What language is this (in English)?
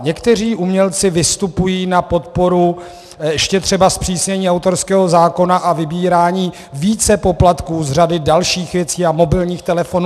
Czech